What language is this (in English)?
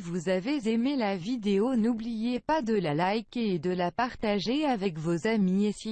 French